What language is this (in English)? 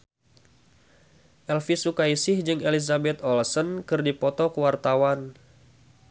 Sundanese